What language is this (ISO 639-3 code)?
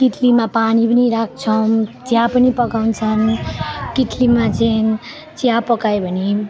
nep